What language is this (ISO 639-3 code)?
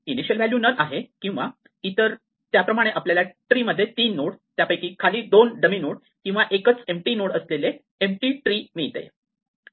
mar